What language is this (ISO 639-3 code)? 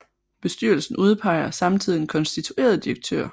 dan